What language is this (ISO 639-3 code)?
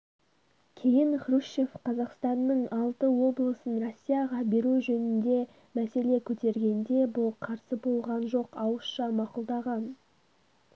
kaz